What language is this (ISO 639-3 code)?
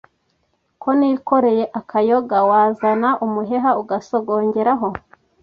kin